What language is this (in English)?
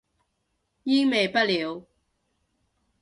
Cantonese